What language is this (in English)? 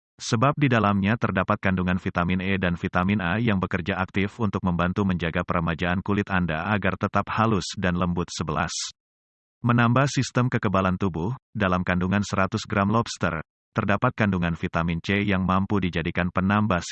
Indonesian